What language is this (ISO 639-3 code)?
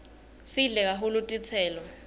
ssw